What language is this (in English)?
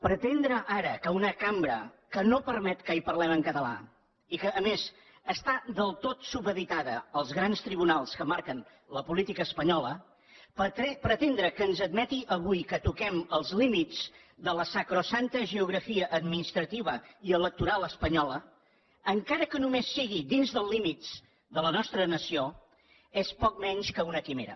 Catalan